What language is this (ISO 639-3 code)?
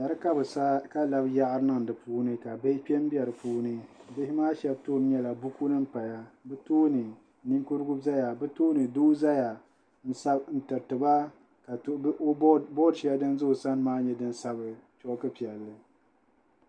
dag